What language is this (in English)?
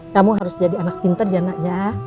Indonesian